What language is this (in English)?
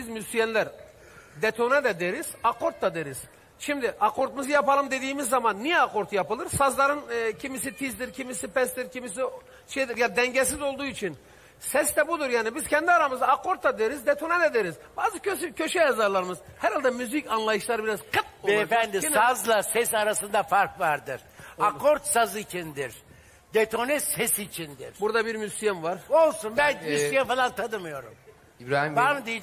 Turkish